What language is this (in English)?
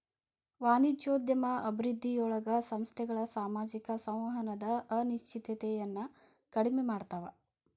Kannada